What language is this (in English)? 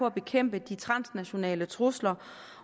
Danish